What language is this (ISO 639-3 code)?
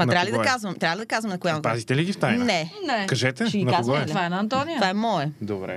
bul